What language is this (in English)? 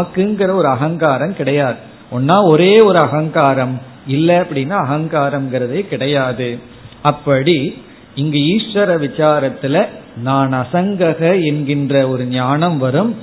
Tamil